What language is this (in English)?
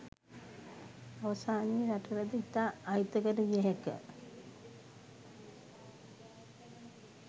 Sinhala